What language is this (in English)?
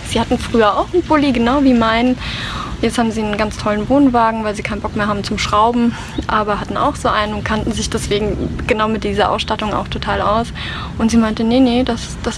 German